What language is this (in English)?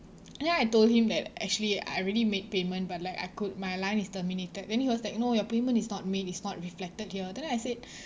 English